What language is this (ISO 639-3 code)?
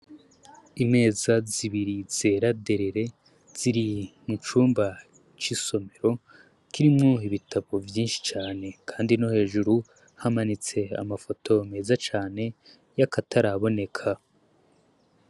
run